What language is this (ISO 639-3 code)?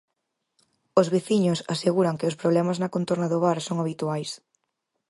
glg